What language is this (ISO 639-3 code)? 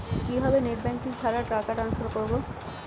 ben